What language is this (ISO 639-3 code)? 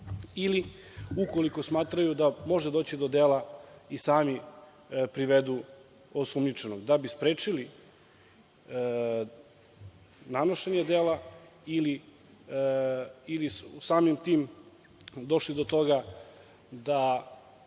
srp